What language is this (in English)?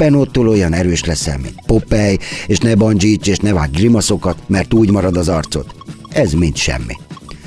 Hungarian